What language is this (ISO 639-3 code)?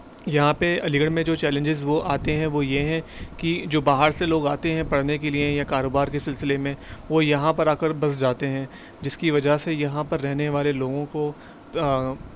urd